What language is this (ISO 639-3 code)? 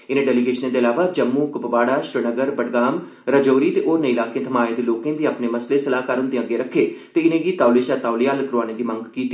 doi